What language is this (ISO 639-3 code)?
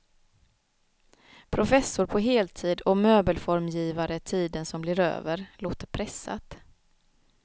swe